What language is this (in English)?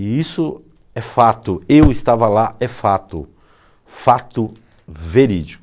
Portuguese